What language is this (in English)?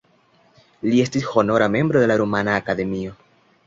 Esperanto